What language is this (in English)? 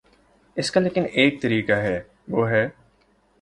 Urdu